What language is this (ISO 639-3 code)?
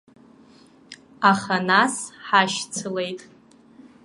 abk